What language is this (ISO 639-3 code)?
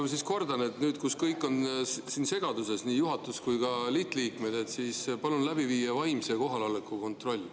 est